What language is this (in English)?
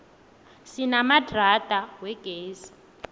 South Ndebele